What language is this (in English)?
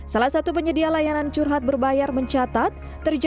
Indonesian